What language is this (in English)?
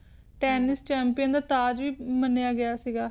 Punjabi